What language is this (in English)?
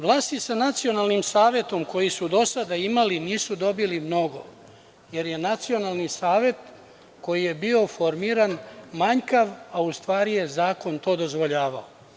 Serbian